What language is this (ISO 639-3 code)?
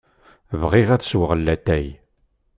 kab